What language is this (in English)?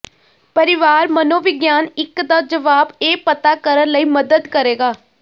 Punjabi